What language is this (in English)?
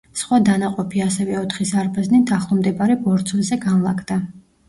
Georgian